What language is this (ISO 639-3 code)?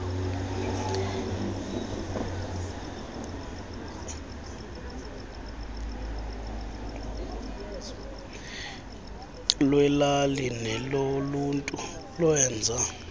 xho